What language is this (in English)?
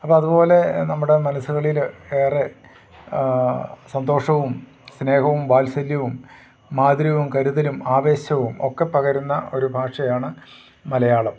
Malayalam